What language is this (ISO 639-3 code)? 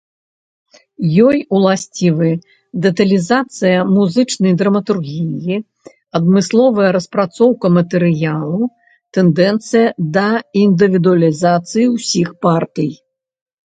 bel